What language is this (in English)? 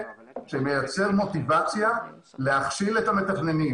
Hebrew